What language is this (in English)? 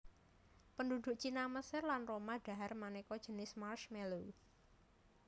Javanese